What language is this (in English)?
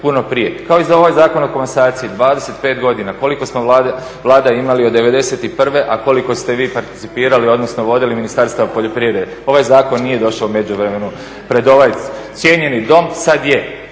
Croatian